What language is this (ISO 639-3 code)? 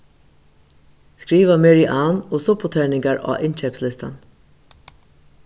fao